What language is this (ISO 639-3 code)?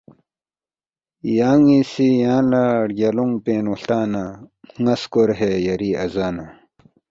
bft